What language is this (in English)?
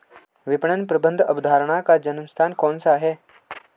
Hindi